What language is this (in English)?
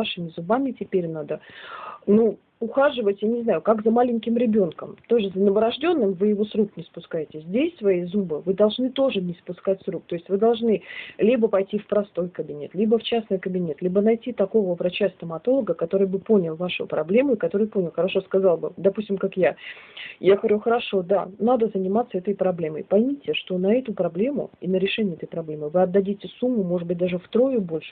Russian